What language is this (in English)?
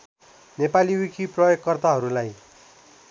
Nepali